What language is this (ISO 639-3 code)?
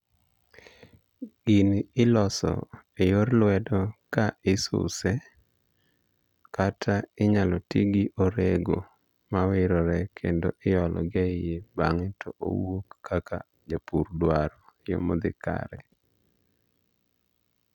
luo